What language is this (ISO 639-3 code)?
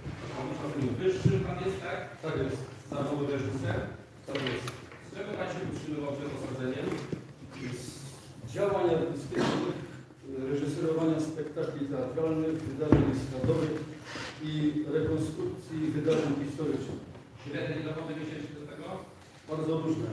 pol